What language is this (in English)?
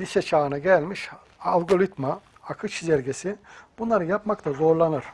Turkish